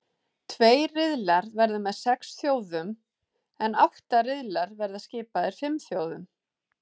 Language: Icelandic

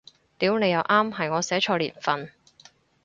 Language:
Cantonese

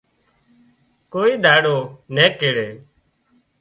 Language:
Wadiyara Koli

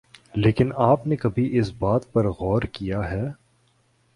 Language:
Urdu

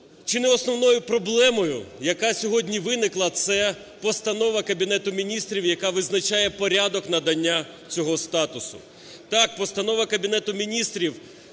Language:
Ukrainian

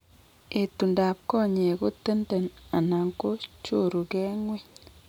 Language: Kalenjin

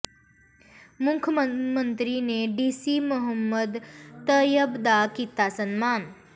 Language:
Punjabi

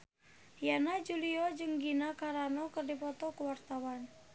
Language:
Sundanese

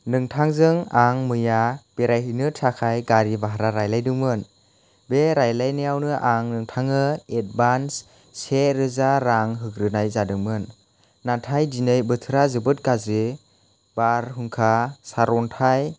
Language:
Bodo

